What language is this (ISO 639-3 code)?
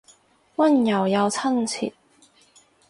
yue